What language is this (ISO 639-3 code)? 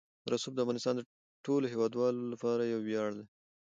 pus